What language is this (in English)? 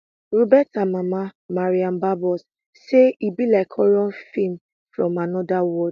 Nigerian Pidgin